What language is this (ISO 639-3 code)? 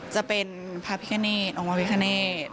tha